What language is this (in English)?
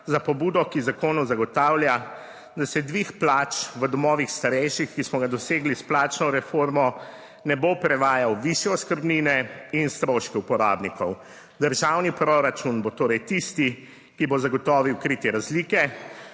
Slovenian